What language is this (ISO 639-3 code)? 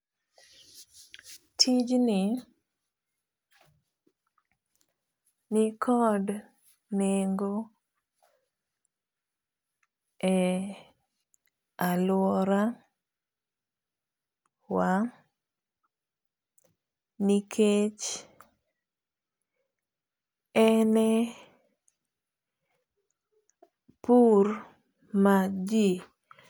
luo